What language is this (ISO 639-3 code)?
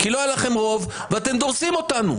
heb